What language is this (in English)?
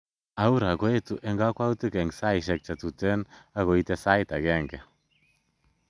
Kalenjin